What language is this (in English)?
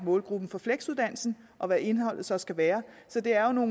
Danish